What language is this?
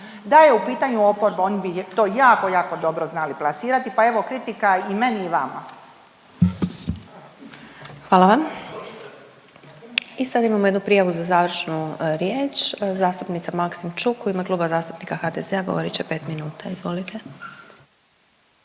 Croatian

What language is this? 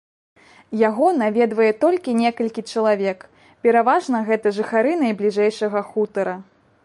Belarusian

